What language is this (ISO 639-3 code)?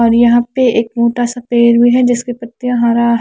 hin